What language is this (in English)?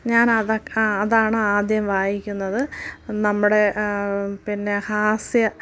Malayalam